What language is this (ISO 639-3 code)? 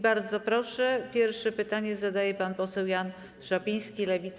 pol